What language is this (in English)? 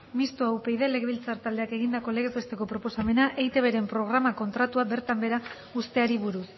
Basque